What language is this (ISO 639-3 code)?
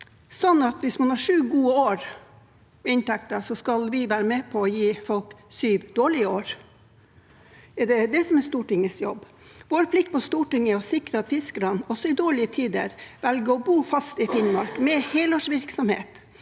nor